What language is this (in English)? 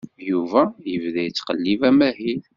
Kabyle